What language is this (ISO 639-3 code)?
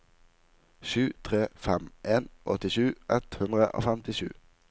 nor